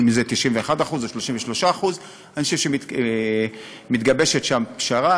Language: Hebrew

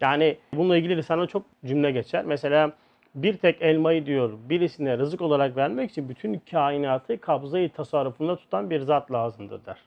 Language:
Turkish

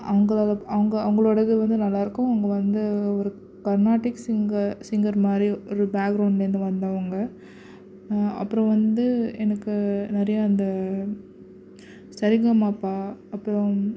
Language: Tamil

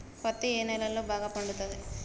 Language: Telugu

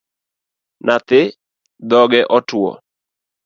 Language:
Luo (Kenya and Tanzania)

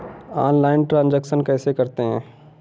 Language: Hindi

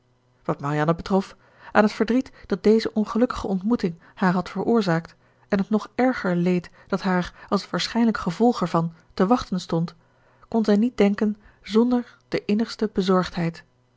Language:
Dutch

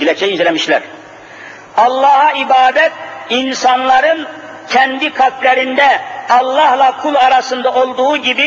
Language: Turkish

